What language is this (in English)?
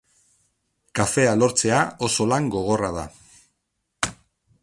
Basque